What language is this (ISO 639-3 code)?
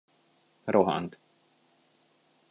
hun